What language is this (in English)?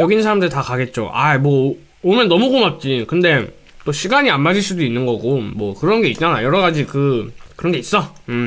Korean